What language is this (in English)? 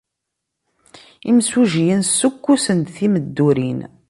Kabyle